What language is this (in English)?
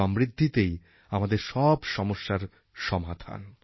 Bangla